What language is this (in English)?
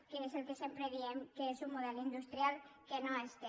Catalan